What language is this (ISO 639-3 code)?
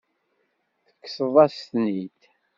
kab